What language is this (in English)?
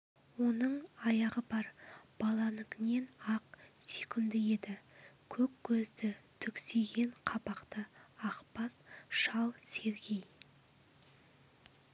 Kazakh